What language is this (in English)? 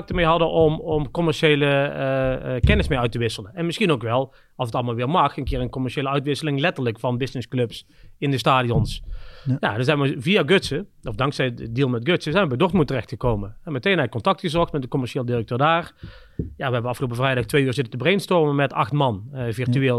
Dutch